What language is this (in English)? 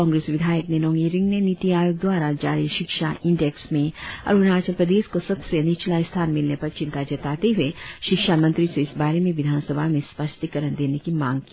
Hindi